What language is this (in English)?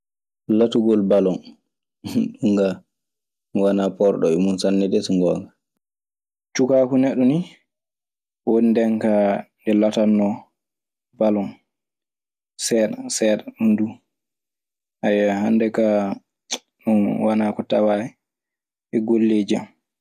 Maasina Fulfulde